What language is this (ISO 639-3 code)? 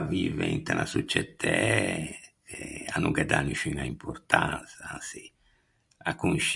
lij